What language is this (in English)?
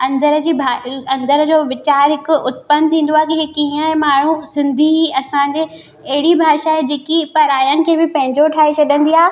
Sindhi